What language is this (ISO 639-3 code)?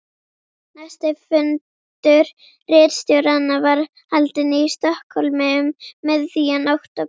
isl